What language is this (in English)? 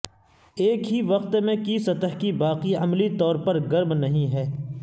Urdu